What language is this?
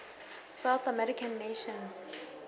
Southern Sotho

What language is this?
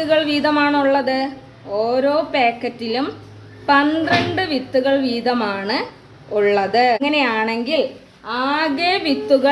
Malayalam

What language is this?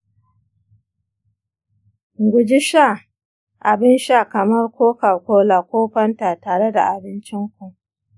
Hausa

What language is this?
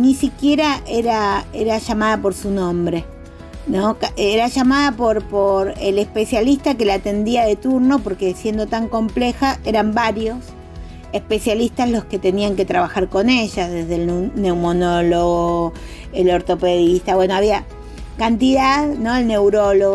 Spanish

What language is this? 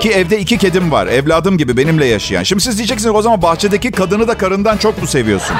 Turkish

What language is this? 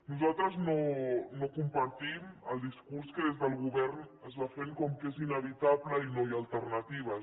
Catalan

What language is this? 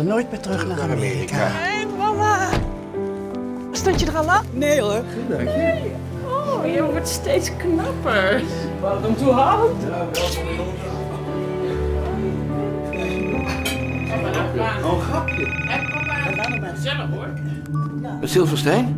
Dutch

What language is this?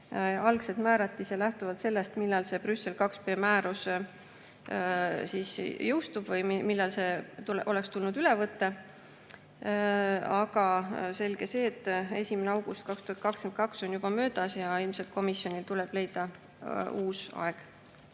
Estonian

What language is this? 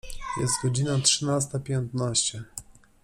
Polish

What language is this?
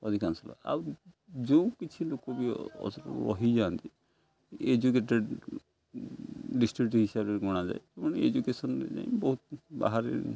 Odia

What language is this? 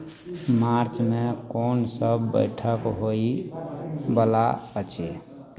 Maithili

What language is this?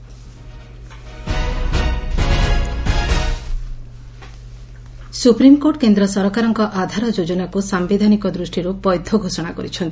Odia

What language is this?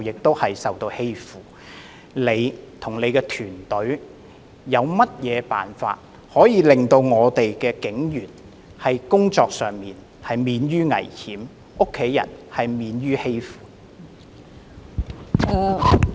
Cantonese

